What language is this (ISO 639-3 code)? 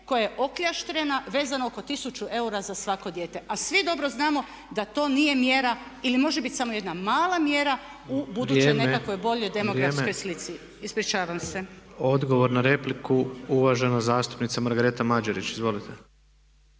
hrv